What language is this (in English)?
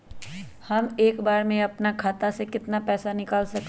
Magahi